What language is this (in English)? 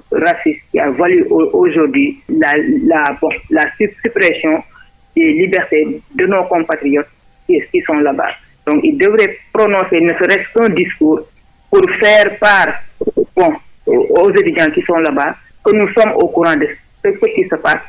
French